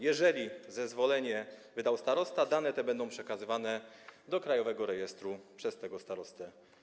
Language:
Polish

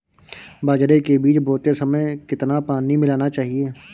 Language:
Hindi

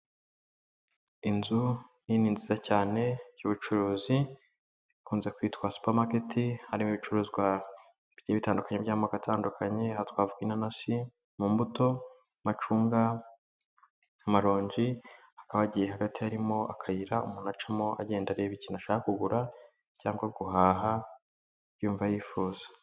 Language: Kinyarwanda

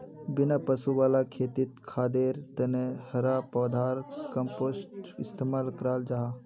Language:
Magahi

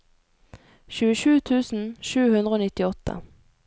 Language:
Norwegian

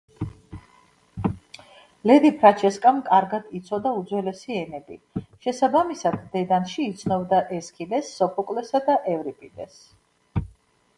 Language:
Georgian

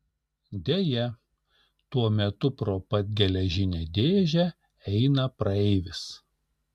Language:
Lithuanian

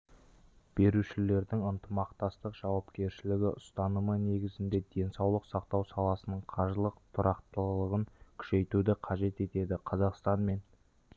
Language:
Kazakh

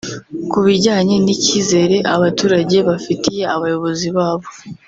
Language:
Kinyarwanda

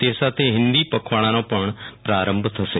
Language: Gujarati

